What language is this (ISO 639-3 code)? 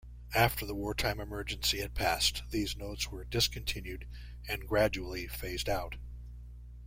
eng